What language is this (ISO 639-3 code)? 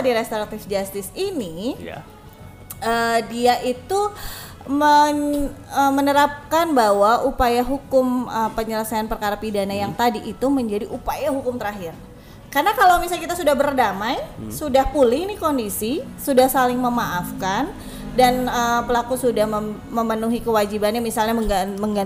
ind